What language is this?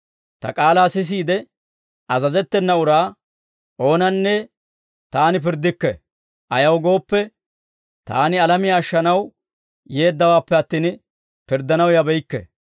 Dawro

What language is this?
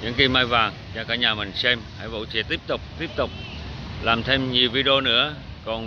Vietnamese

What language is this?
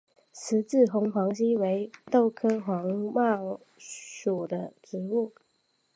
Chinese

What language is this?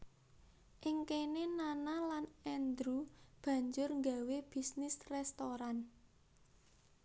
Javanese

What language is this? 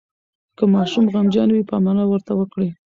Pashto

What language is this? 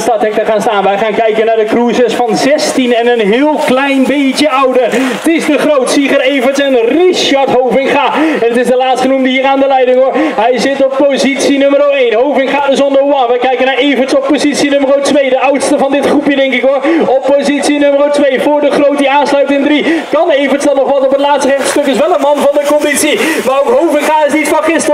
Dutch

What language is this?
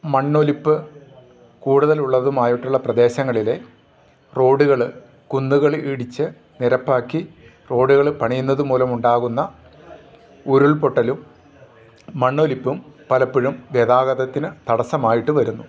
Malayalam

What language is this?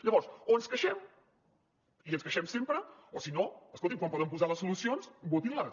Catalan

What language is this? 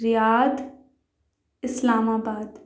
Urdu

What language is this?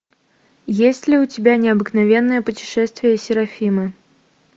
Russian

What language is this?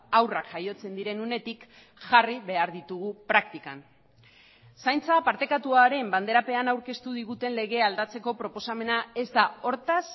Basque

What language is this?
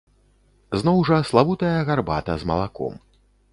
Belarusian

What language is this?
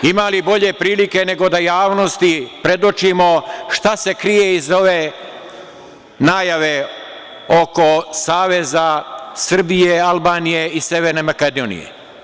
Serbian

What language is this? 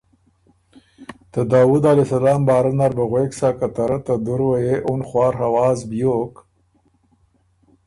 Ormuri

